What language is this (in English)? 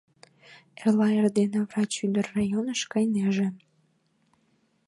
Mari